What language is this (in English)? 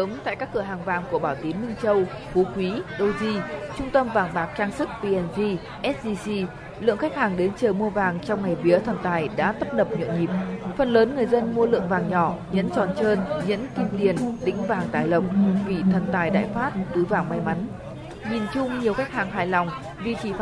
Vietnamese